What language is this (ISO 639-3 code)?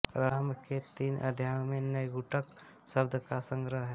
hin